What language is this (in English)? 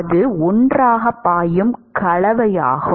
Tamil